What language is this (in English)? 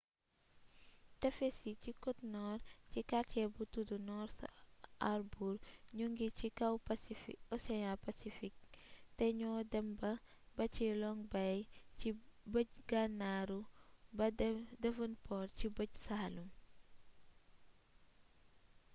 Wolof